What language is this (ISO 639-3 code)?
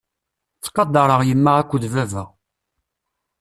kab